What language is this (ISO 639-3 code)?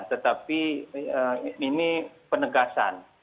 ind